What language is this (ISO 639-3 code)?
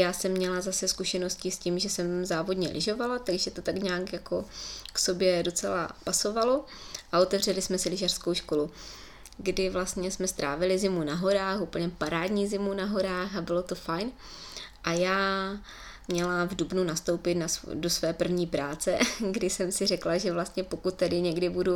ces